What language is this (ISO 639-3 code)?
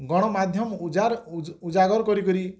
ori